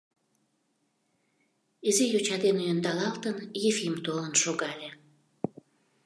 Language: Mari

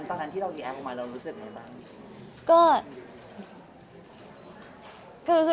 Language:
Thai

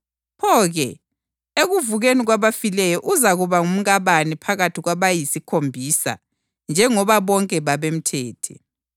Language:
North Ndebele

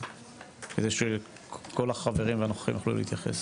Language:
Hebrew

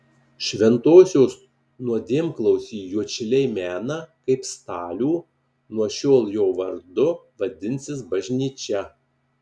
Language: Lithuanian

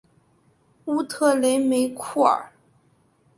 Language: Chinese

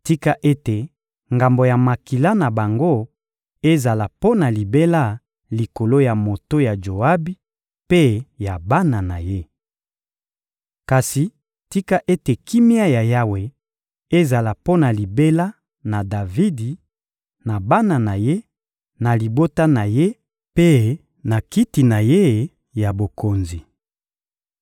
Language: Lingala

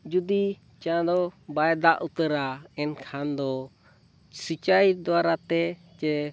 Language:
Santali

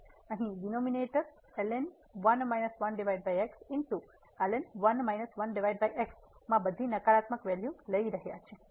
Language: Gujarati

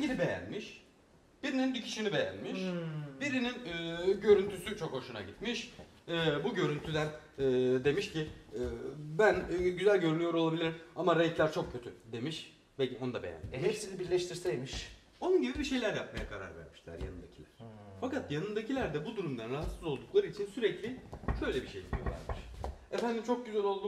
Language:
Turkish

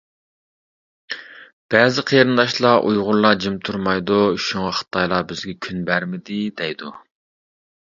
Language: Uyghur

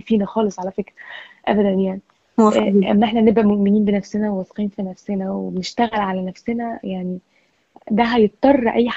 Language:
Arabic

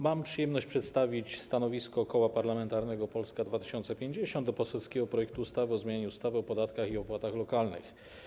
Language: Polish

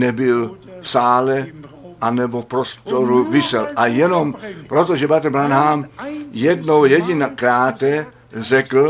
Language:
Czech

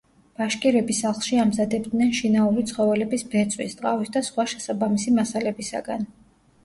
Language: Georgian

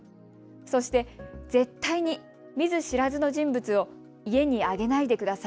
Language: Japanese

